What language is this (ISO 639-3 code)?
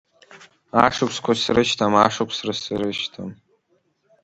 abk